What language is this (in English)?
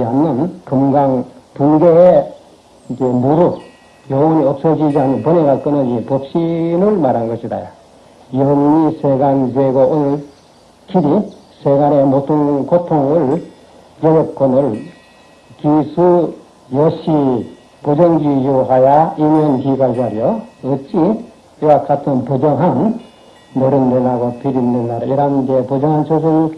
Korean